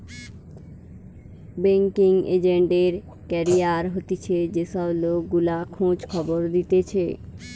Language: Bangla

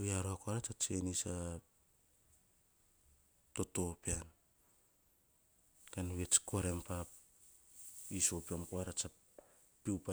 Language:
Hahon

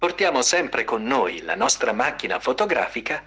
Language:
Russian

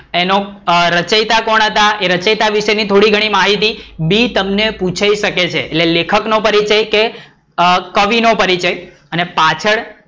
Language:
Gujarati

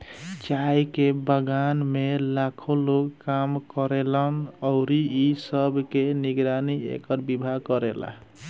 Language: Bhojpuri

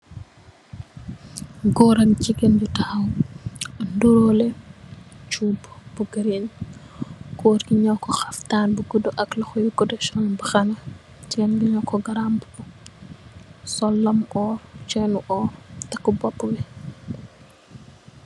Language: Wolof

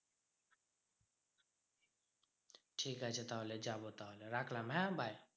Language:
Bangla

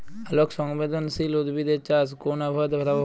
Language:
Bangla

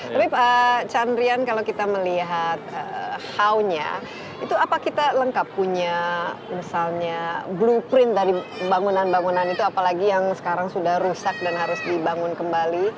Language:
Indonesian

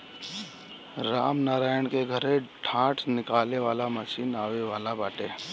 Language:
Bhojpuri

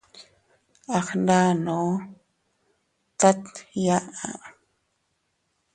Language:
Teutila Cuicatec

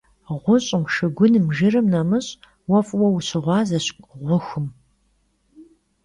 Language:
Kabardian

